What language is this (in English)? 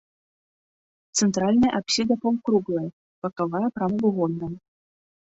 Belarusian